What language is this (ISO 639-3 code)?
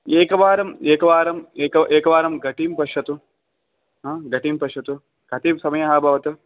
san